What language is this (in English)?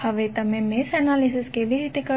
Gujarati